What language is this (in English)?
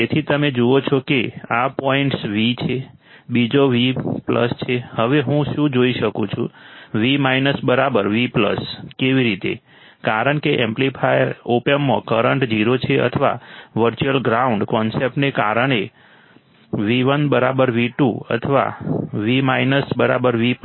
Gujarati